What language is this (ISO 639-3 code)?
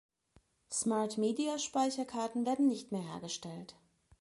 deu